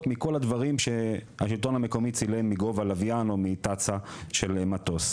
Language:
Hebrew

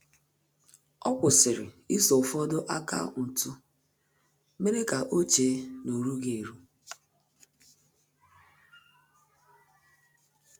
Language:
Igbo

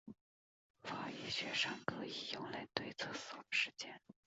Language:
Chinese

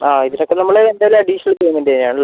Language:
Malayalam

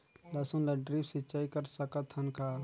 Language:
Chhattisgarhi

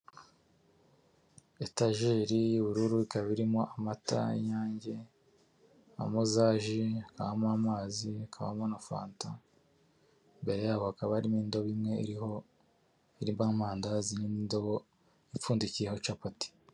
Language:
Kinyarwanda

